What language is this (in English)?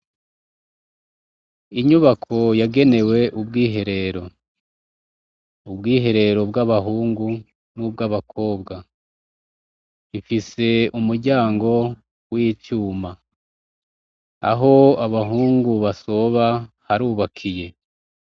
Rundi